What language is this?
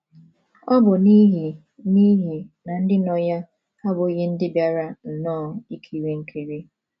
Igbo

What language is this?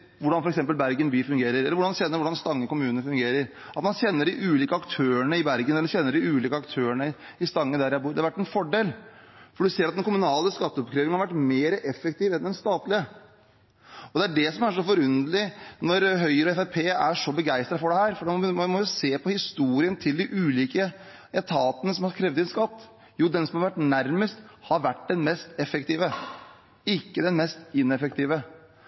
Norwegian Bokmål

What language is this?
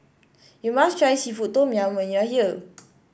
English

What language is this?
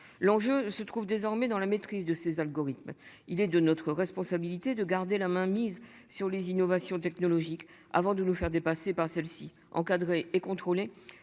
French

